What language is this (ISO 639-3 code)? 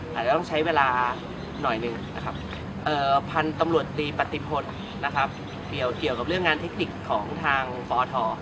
tha